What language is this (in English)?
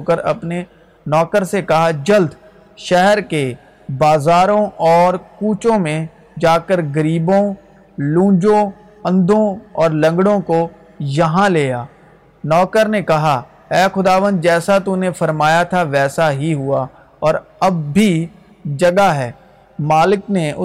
Urdu